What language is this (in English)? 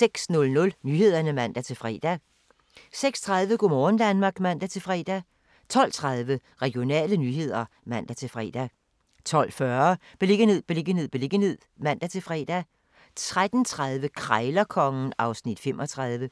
Danish